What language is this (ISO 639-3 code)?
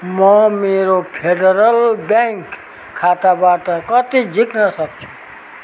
nep